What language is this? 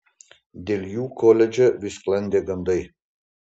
Lithuanian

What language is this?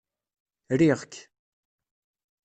Kabyle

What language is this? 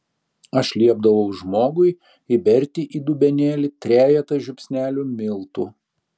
Lithuanian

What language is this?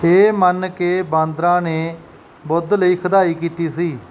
Punjabi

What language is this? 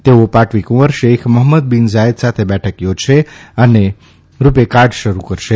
Gujarati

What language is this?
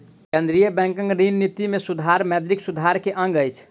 Maithili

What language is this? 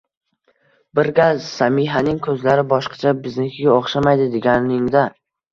Uzbek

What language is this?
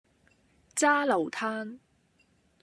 Cantonese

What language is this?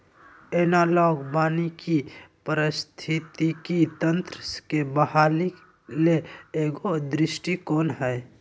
Magahi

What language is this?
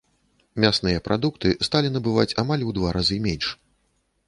Belarusian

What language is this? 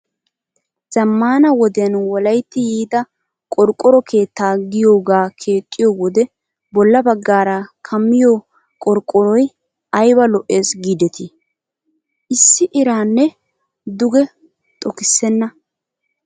Wolaytta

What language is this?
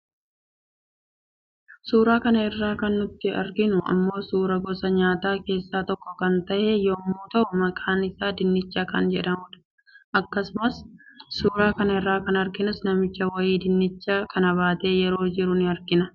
Oromo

